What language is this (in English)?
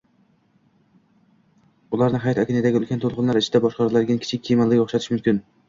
Uzbek